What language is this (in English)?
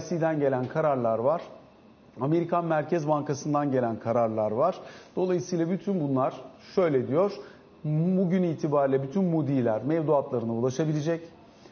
Turkish